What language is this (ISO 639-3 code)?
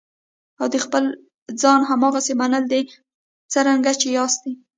pus